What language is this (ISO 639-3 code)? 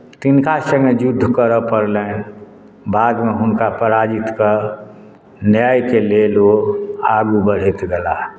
mai